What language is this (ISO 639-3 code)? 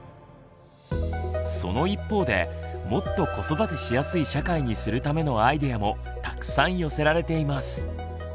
jpn